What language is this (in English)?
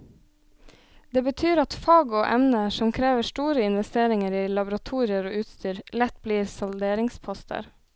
Norwegian